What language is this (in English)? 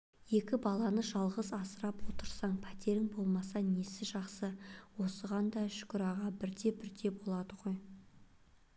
Kazakh